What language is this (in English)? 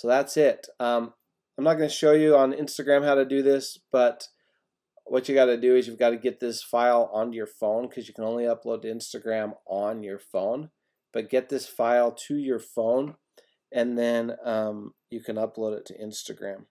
English